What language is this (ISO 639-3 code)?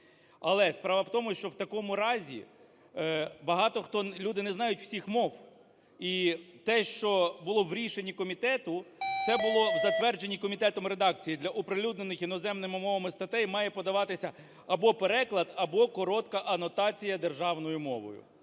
ukr